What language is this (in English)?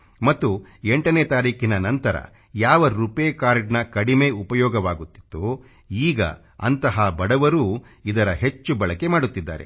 Kannada